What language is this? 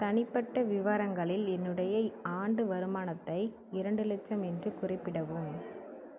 Tamil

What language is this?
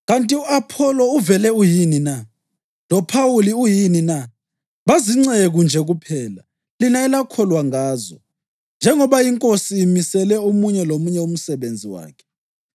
North Ndebele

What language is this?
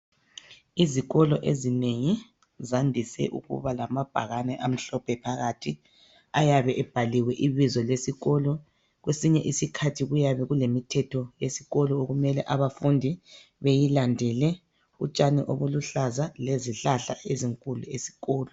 North Ndebele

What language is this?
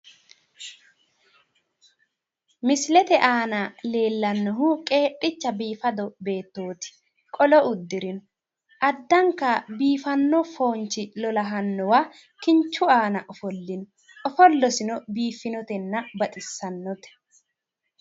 Sidamo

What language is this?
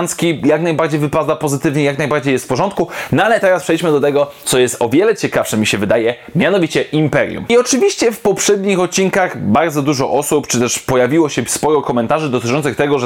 Polish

